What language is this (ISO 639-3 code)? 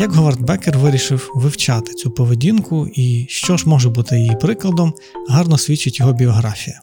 ukr